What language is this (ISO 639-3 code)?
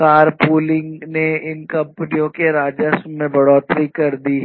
hin